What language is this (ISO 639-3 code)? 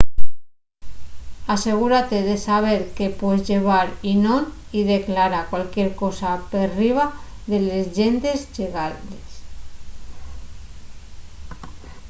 ast